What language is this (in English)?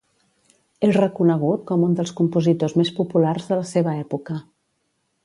Catalan